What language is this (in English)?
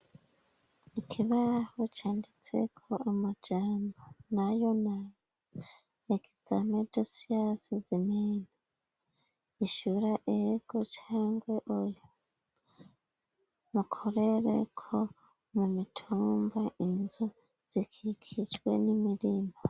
Rundi